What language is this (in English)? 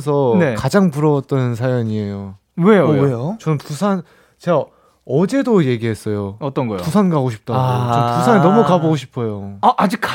Korean